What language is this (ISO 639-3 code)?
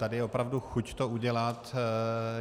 ces